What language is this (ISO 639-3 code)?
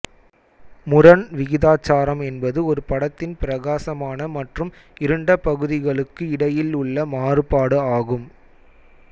tam